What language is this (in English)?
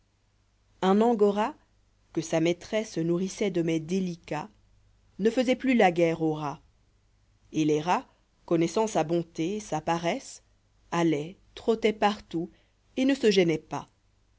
French